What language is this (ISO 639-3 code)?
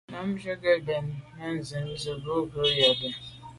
byv